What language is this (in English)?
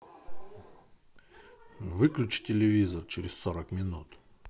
Russian